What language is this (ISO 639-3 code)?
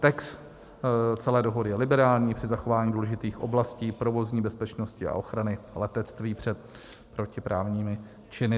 ces